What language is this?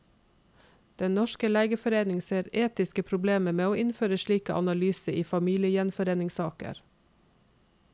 Norwegian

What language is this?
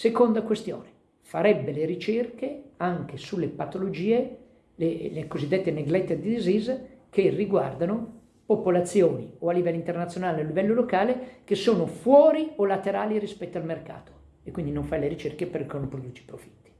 Italian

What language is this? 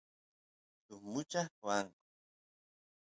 Santiago del Estero Quichua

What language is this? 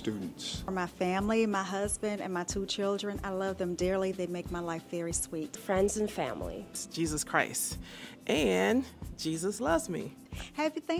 English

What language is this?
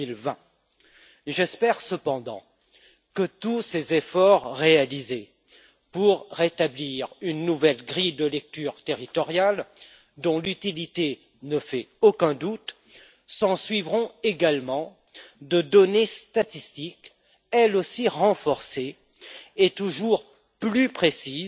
French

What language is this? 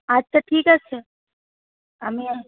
Bangla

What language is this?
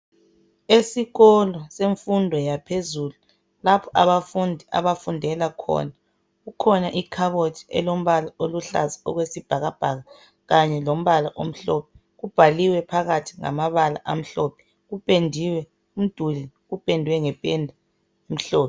North Ndebele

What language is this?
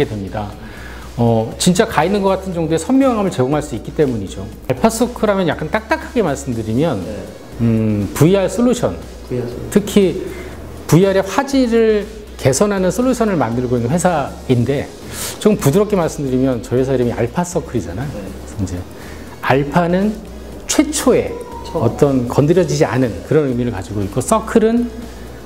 Korean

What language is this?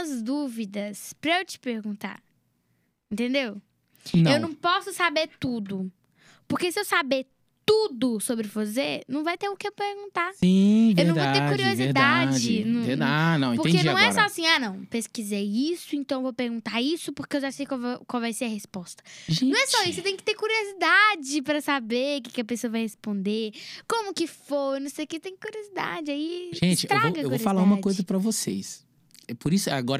Portuguese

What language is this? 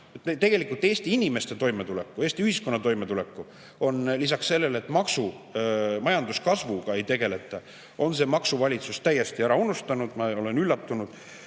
Estonian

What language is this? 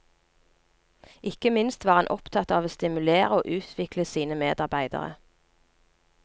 Norwegian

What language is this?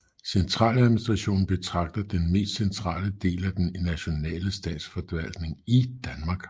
Danish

